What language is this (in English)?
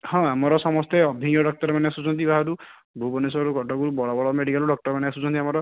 Odia